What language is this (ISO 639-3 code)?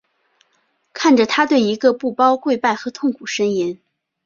zho